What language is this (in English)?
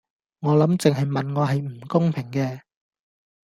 Cantonese